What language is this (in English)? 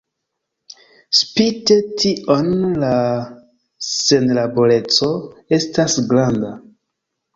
Esperanto